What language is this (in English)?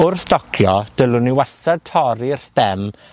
Welsh